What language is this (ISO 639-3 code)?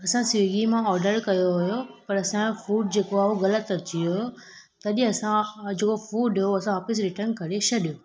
snd